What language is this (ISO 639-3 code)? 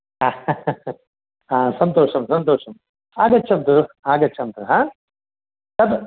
san